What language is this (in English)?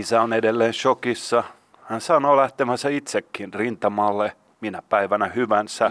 Finnish